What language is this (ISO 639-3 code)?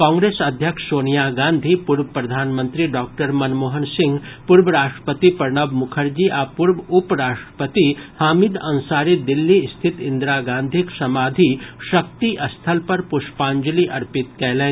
mai